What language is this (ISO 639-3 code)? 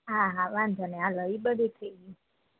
guj